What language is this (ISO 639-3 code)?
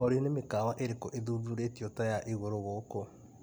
kik